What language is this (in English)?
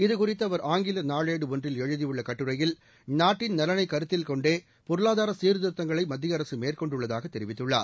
Tamil